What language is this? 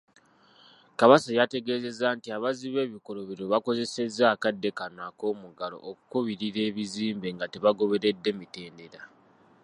Ganda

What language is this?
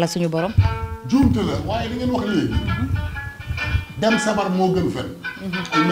Arabic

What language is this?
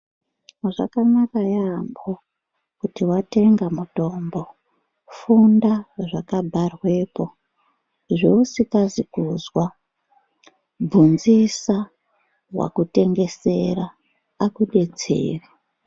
Ndau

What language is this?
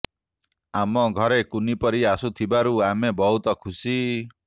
Odia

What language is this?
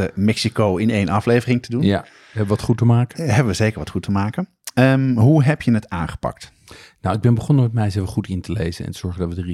Dutch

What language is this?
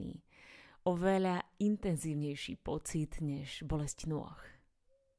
Slovak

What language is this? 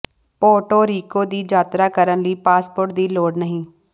Punjabi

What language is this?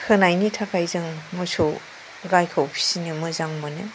Bodo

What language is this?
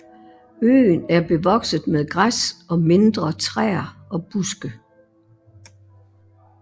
Danish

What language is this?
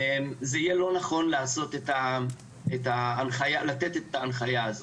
Hebrew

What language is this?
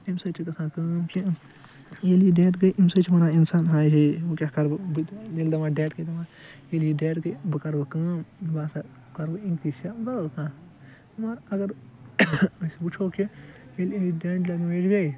Kashmiri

